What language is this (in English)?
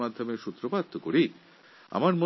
Bangla